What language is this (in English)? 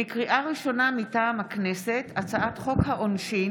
Hebrew